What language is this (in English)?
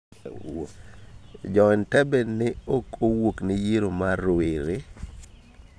Luo (Kenya and Tanzania)